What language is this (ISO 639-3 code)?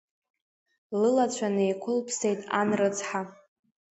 abk